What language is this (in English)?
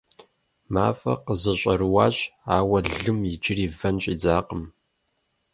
Kabardian